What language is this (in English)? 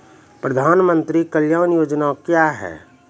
Maithili